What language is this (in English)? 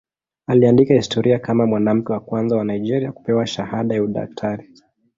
Swahili